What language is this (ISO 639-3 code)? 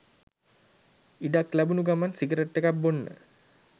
sin